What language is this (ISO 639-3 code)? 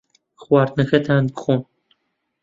ckb